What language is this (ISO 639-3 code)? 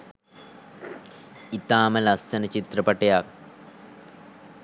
sin